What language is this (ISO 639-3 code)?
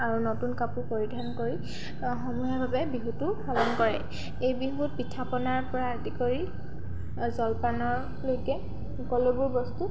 asm